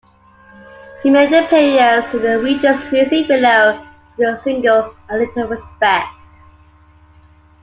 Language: English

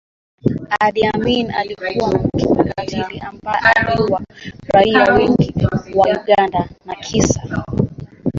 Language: Swahili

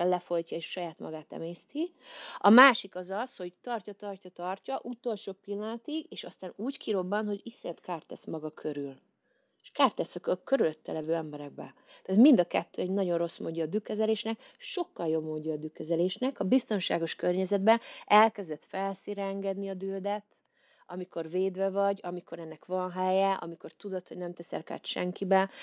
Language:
Hungarian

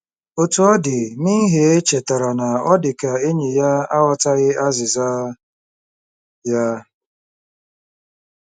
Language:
Igbo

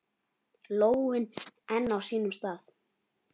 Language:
Icelandic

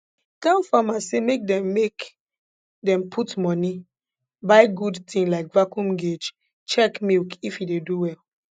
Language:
Nigerian Pidgin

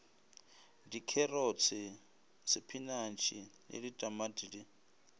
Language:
Northern Sotho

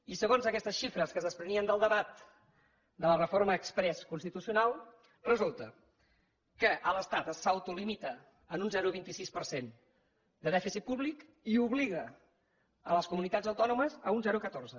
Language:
Catalan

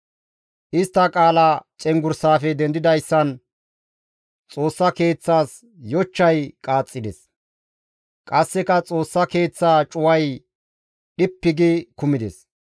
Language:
Gamo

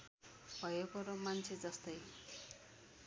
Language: Nepali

